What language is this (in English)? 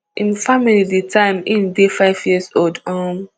Nigerian Pidgin